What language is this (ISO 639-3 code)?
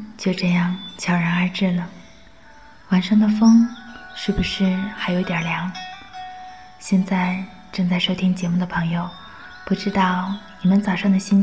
zho